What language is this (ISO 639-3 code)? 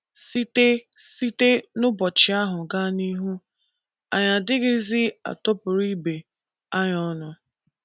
ibo